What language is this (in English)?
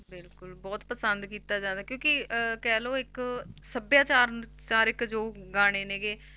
Punjabi